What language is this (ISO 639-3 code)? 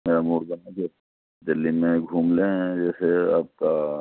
urd